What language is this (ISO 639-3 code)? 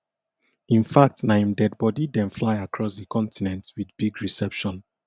pcm